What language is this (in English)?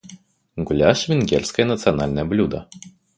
Russian